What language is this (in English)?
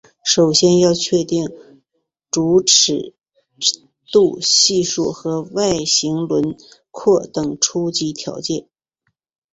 Chinese